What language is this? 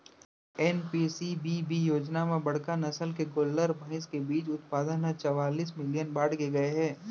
Chhattisgarhi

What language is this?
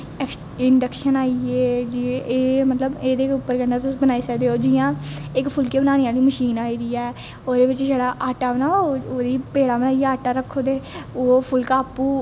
Dogri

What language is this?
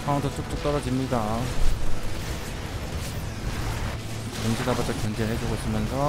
Korean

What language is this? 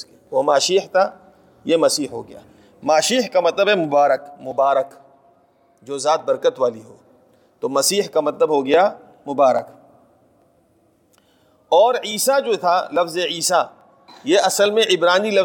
Urdu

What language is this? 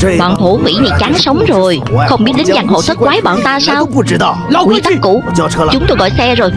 Vietnamese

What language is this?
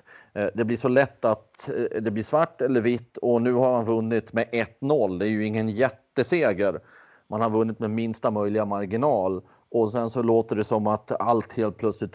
Swedish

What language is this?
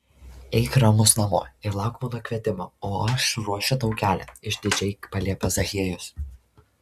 Lithuanian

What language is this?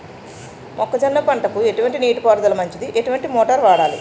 Telugu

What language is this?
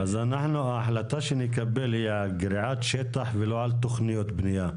Hebrew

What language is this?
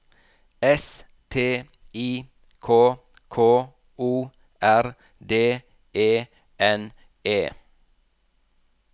Norwegian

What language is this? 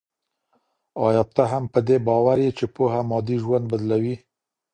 Pashto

